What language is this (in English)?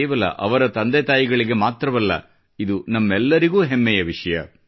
Kannada